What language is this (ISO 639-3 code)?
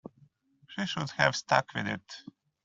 eng